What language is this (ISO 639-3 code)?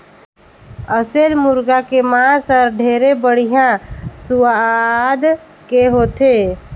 hne